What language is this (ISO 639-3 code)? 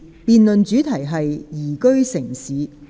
yue